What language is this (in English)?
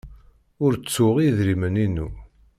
Kabyle